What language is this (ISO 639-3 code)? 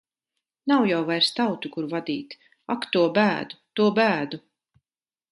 lav